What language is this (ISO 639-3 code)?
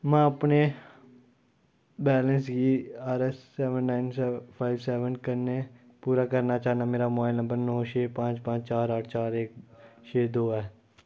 doi